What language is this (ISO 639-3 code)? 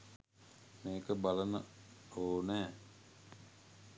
sin